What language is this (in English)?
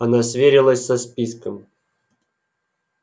Russian